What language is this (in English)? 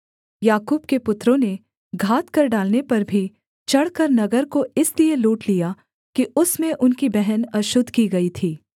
Hindi